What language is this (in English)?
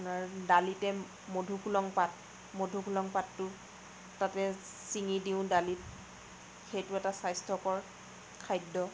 Assamese